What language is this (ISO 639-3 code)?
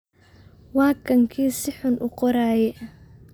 som